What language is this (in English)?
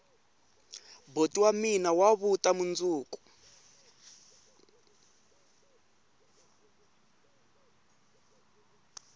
Tsonga